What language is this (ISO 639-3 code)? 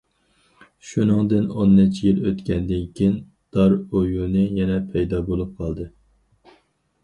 uig